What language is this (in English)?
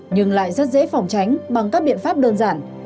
Vietnamese